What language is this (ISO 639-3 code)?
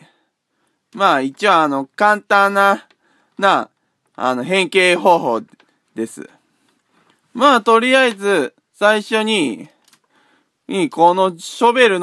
jpn